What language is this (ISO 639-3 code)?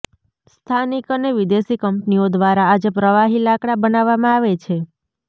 guj